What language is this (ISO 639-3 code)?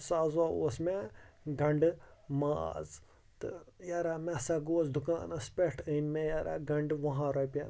kas